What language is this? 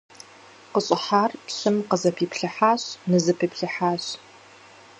Kabardian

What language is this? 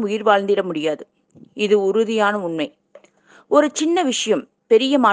Tamil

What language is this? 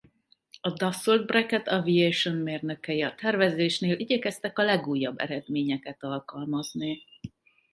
Hungarian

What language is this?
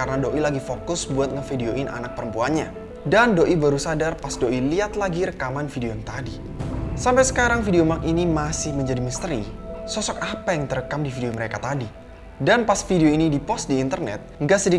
Indonesian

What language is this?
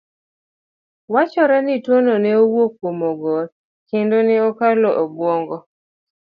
Luo (Kenya and Tanzania)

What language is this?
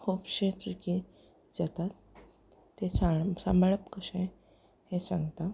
Konkani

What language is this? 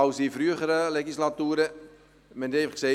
Swiss German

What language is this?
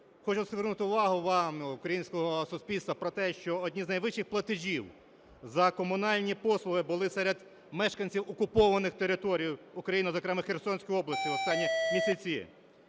Ukrainian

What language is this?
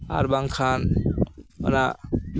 Santali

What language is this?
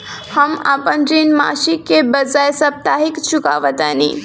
Bhojpuri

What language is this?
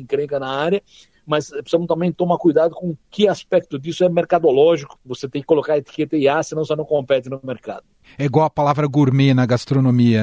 Portuguese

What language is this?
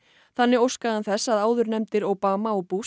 Icelandic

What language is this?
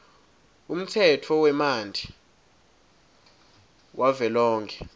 Swati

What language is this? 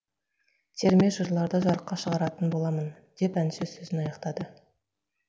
Kazakh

